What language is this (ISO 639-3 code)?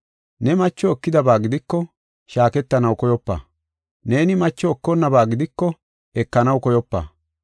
gof